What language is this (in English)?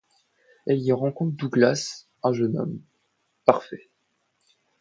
French